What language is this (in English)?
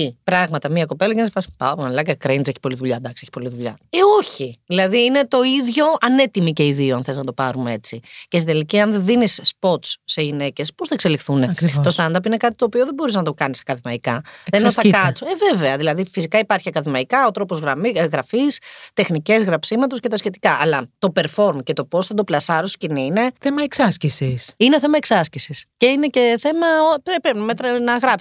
Greek